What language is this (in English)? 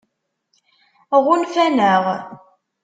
Kabyle